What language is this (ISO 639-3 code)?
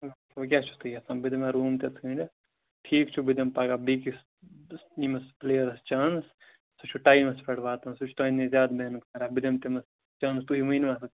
kas